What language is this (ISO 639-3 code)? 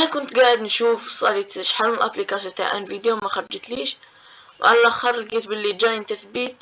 ara